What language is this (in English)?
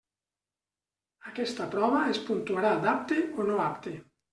Catalan